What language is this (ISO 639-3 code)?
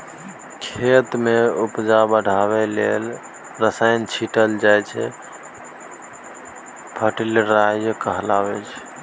mai